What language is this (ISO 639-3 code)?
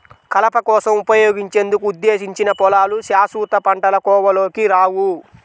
tel